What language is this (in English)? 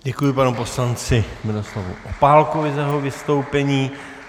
Czech